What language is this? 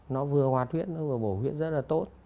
Vietnamese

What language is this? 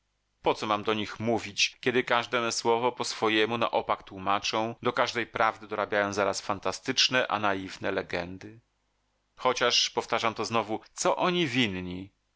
Polish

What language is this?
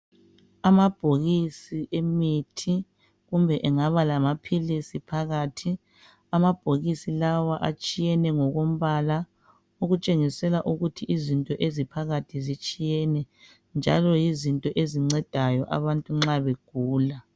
North Ndebele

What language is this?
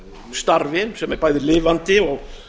Icelandic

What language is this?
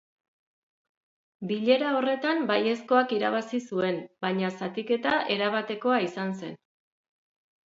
Basque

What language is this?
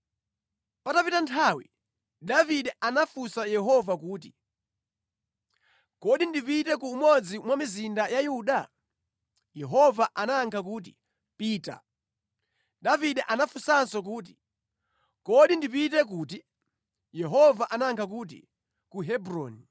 Nyanja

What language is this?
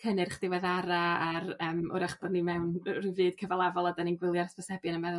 Welsh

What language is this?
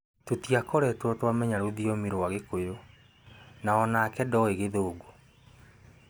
Kikuyu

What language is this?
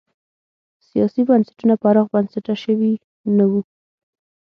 Pashto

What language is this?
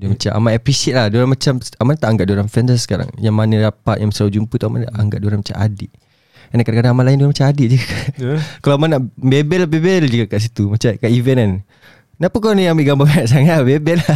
Malay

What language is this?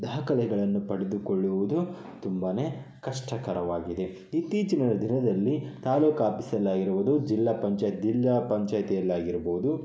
Kannada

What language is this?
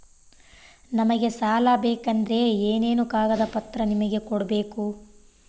Kannada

